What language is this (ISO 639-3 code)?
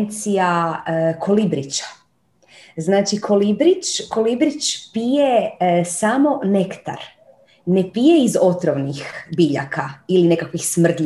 hrv